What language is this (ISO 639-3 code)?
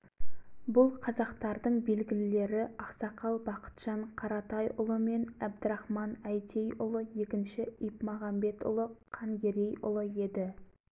kaz